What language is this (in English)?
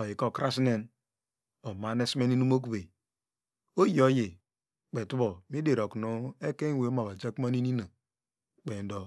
Degema